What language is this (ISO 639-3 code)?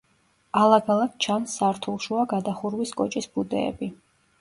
kat